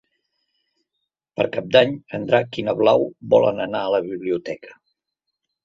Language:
Catalan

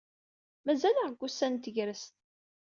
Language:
Kabyle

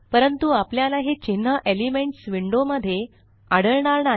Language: Marathi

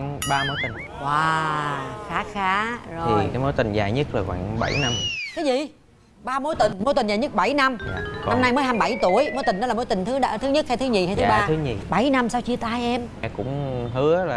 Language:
Vietnamese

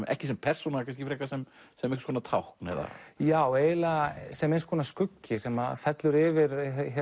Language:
Icelandic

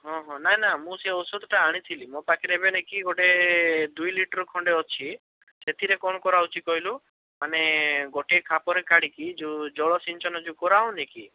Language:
Odia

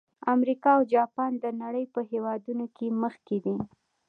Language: Pashto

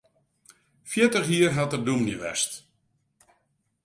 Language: Western Frisian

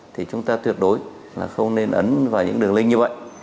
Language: Vietnamese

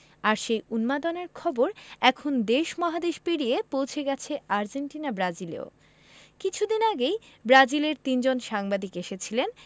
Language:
Bangla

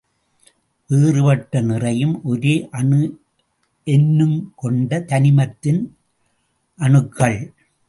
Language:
Tamil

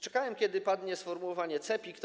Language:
Polish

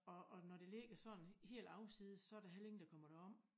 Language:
Danish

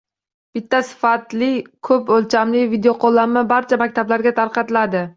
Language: Uzbek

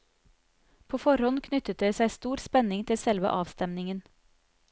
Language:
Norwegian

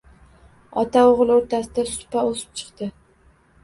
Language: Uzbek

